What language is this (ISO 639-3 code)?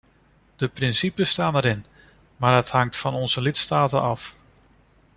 nld